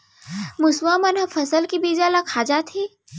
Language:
Chhattisgarhi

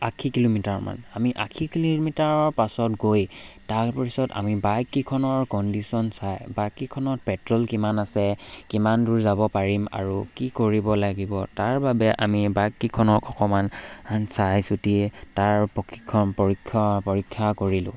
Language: Assamese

